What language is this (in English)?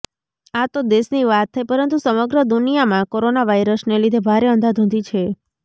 Gujarati